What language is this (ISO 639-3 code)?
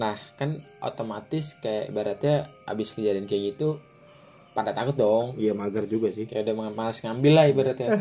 ind